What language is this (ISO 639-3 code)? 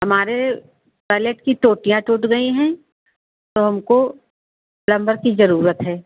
hin